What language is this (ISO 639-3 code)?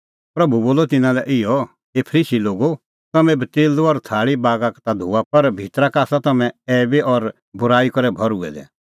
kfx